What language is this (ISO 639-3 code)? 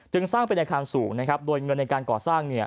tha